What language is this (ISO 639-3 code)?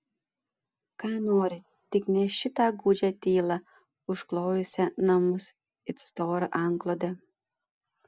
lit